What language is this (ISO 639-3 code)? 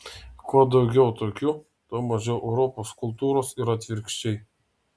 lit